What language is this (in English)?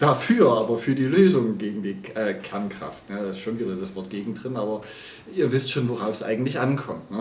German